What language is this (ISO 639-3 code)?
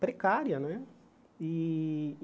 por